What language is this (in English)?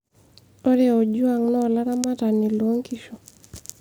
Masai